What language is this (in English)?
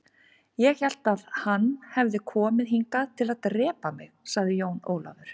Icelandic